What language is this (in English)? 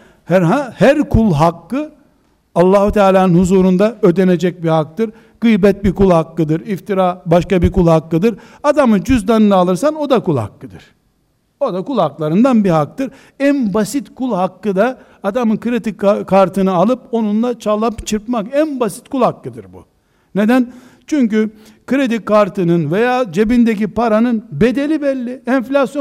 Turkish